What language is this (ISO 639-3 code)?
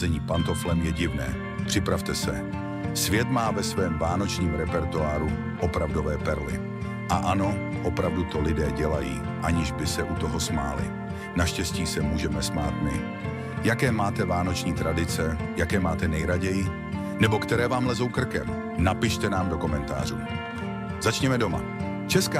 ces